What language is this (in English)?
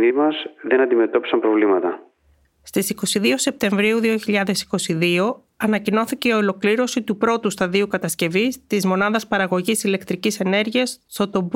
Greek